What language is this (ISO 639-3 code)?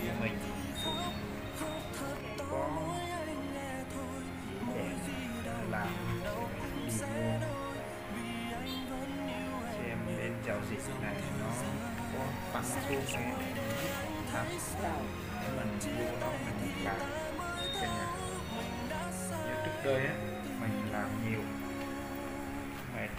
vie